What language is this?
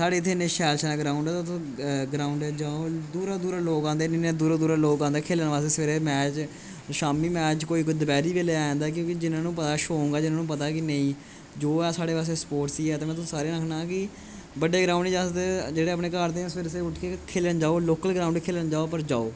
Dogri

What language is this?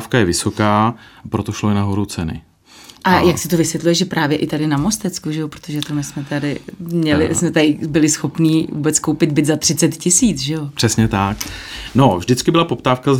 Czech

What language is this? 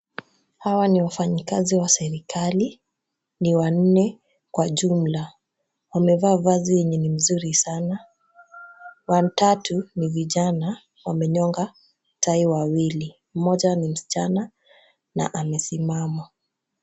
Swahili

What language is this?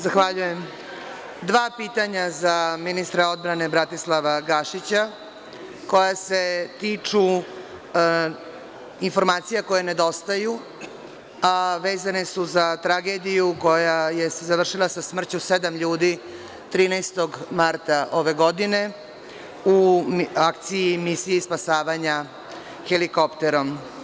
Serbian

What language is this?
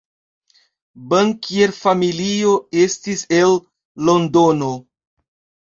Esperanto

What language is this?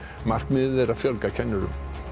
Icelandic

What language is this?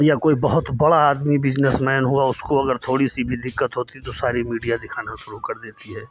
Hindi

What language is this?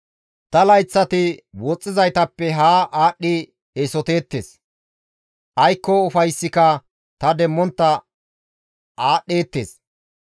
Gamo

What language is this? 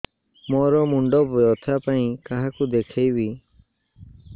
Odia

